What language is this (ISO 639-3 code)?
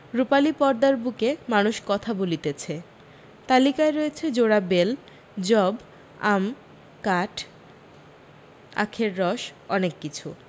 ben